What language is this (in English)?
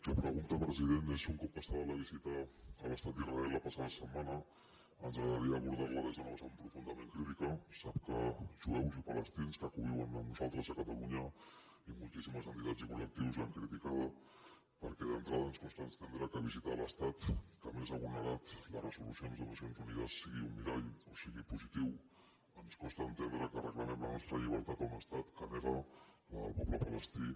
Catalan